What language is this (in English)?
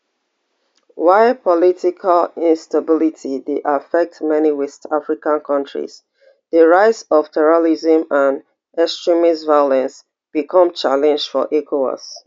Nigerian Pidgin